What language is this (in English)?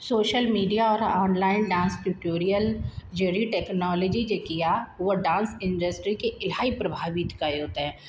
Sindhi